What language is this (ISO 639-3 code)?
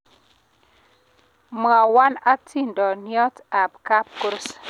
kln